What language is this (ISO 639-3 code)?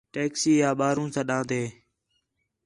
xhe